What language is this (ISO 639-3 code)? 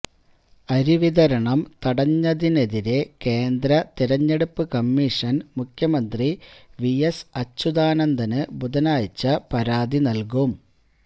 mal